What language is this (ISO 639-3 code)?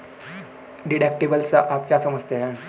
hin